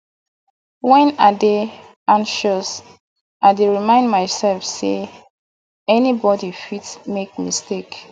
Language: Nigerian Pidgin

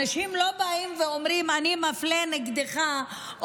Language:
Hebrew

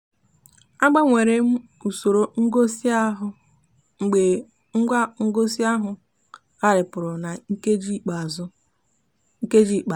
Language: Igbo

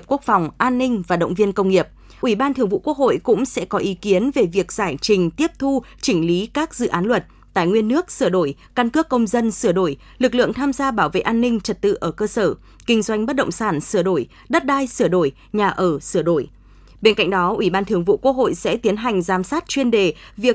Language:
Vietnamese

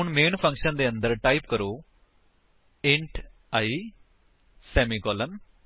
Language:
Punjabi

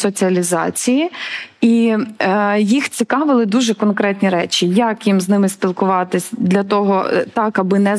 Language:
Ukrainian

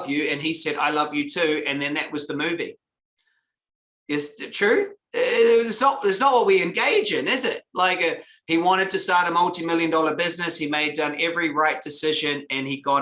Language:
English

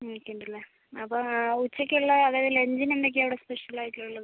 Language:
Malayalam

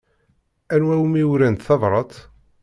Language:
Kabyle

